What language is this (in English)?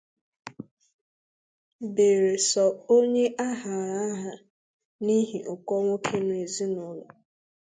Igbo